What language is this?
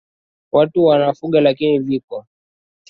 Swahili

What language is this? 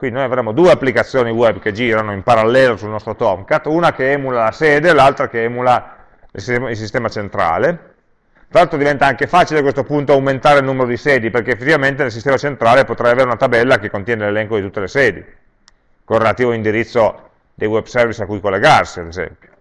Italian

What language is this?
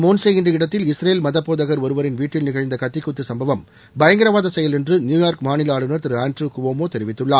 Tamil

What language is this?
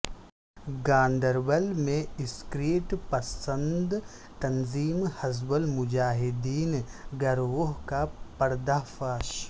Urdu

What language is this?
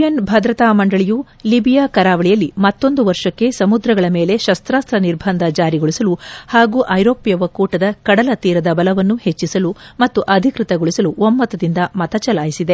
Kannada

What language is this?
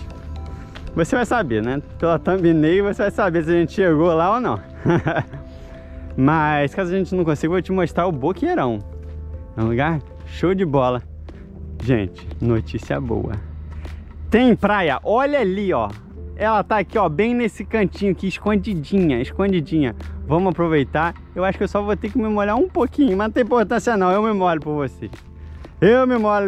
Portuguese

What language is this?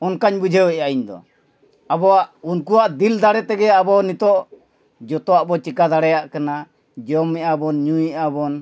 Santali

